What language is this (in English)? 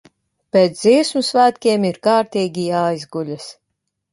Latvian